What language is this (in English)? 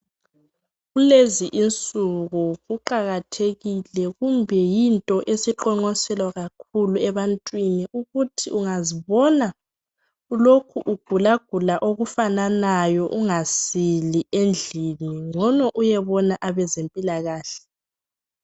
North Ndebele